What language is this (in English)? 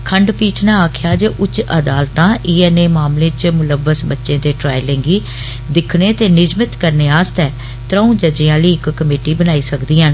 Dogri